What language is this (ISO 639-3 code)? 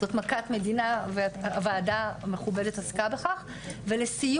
heb